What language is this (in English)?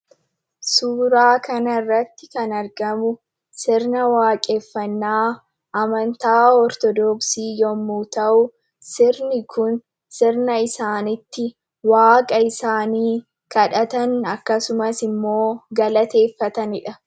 Oromo